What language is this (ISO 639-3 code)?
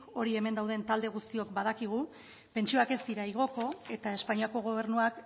eus